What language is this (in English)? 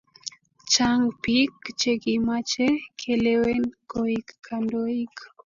Kalenjin